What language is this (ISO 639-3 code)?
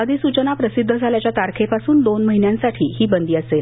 mar